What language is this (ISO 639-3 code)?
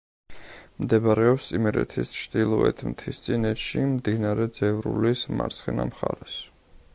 kat